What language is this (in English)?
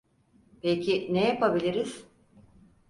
Turkish